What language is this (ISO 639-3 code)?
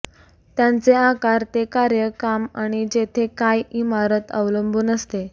mar